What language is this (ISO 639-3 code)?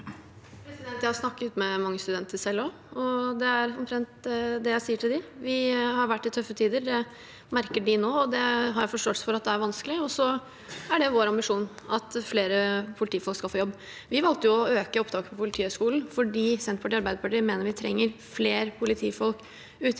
nor